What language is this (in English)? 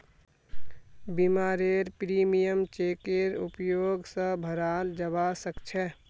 Magahi